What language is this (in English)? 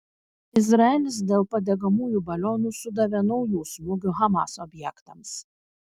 Lithuanian